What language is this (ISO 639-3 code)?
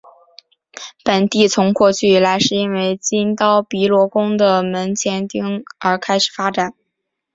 zho